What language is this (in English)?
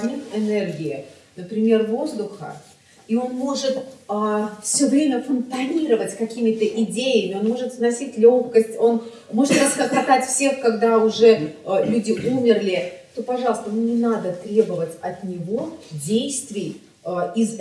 Russian